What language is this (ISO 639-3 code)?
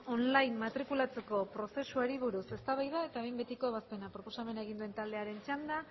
eus